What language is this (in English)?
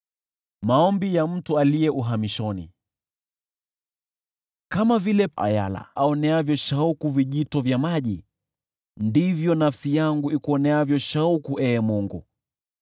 Swahili